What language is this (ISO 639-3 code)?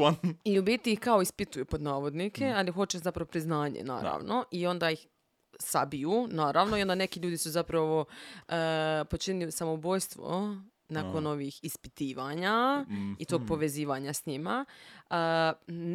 hrv